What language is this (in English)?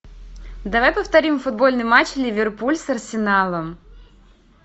Russian